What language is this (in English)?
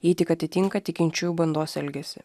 Lithuanian